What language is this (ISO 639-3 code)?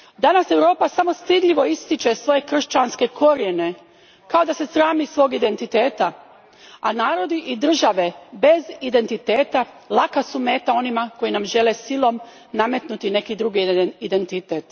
hrv